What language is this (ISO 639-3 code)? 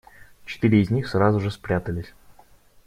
rus